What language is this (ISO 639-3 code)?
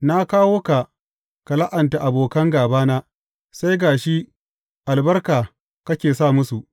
hau